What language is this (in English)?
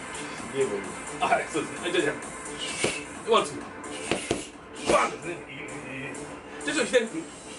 Japanese